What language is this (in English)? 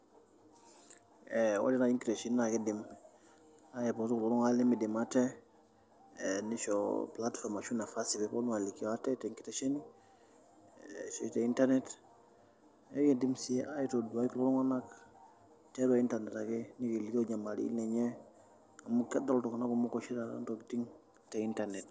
Masai